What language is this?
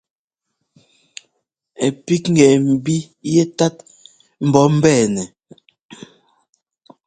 Ngomba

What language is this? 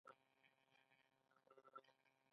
Pashto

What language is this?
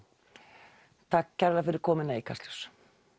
Icelandic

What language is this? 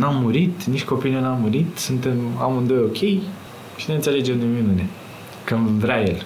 Romanian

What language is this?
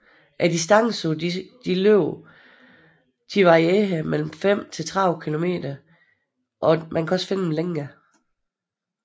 Danish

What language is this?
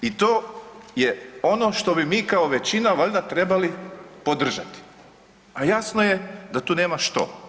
Croatian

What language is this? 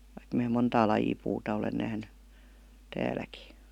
Finnish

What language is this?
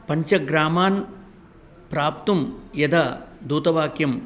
Sanskrit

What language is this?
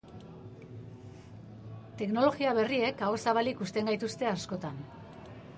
Basque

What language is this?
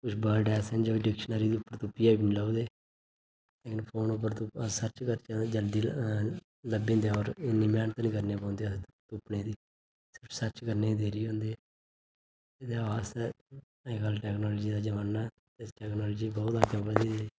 Dogri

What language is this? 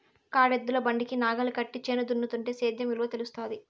Telugu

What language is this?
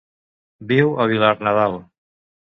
Catalan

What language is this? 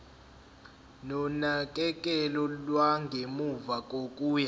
Zulu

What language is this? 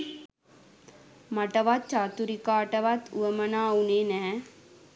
Sinhala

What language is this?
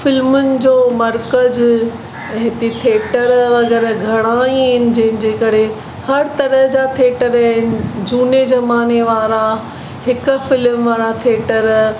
Sindhi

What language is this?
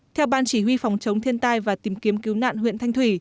Vietnamese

